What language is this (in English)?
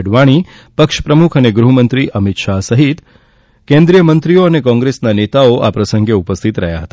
Gujarati